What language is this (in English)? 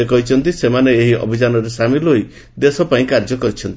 Odia